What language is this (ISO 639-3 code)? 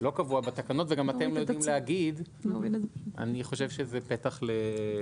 heb